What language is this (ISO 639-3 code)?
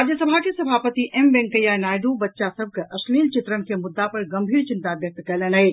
mai